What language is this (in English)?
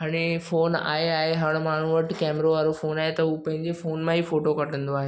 Sindhi